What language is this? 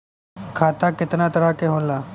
Bhojpuri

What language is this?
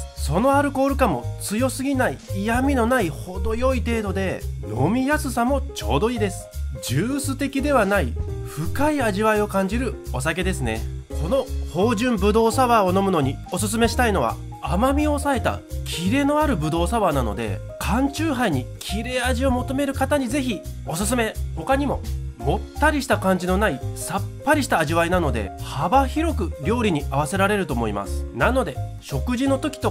Japanese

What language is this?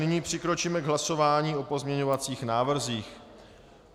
Czech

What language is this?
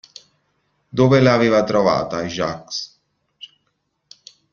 Italian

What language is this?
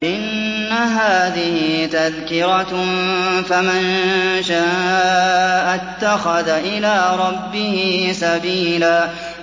Arabic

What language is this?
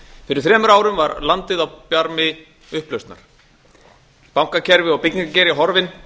Icelandic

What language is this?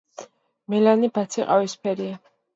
Georgian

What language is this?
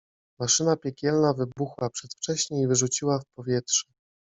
Polish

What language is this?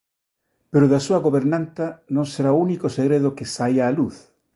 Galician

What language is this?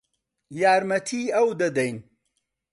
Central Kurdish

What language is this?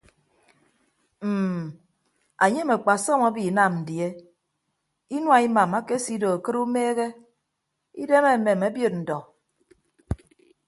Ibibio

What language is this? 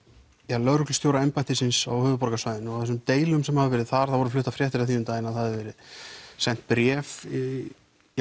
Icelandic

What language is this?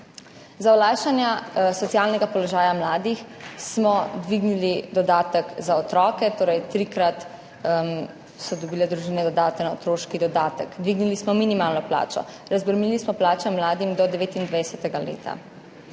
Slovenian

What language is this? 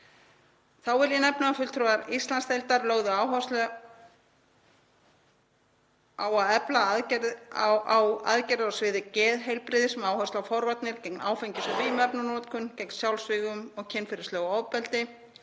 Icelandic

